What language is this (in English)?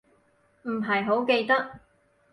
Cantonese